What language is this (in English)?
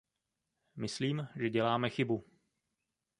Czech